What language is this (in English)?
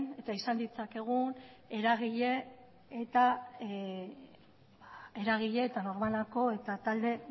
Basque